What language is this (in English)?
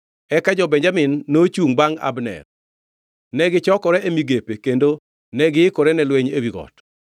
Luo (Kenya and Tanzania)